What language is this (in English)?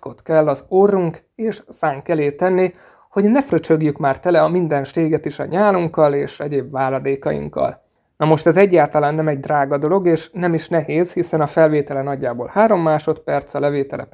Hungarian